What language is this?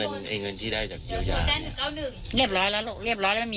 Thai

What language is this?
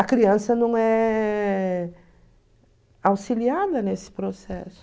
Portuguese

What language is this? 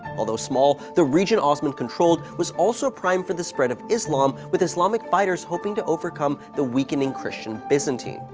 English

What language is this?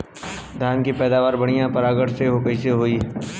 Bhojpuri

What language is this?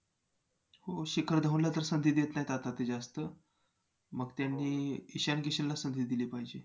Marathi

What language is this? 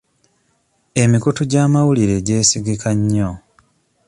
Ganda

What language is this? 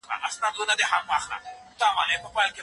Pashto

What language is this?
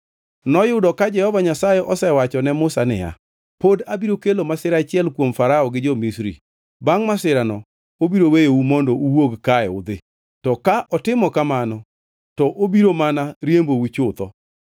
Luo (Kenya and Tanzania)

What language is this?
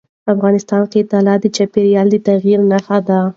Pashto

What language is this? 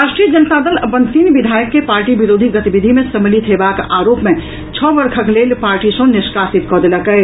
Maithili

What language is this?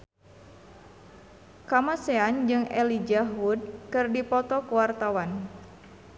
Sundanese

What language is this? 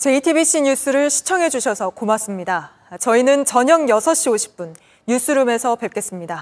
Korean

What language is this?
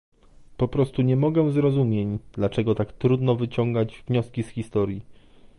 Polish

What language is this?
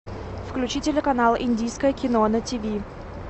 Russian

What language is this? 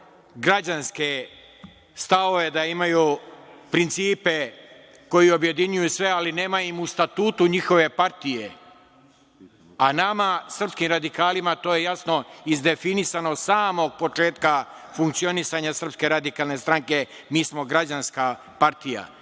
Serbian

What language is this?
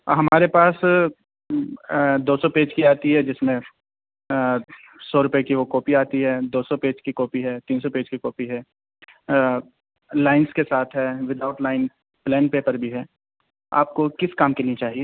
Urdu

